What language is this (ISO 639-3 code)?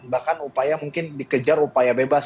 ind